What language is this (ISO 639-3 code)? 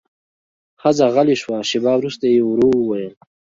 pus